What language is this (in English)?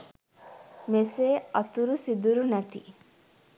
Sinhala